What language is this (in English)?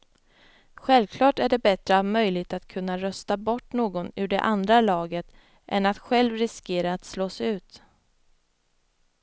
Swedish